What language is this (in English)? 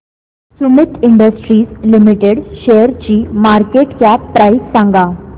Marathi